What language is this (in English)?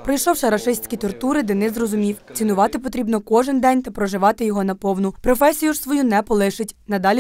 Ukrainian